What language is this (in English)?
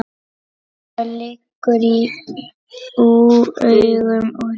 Icelandic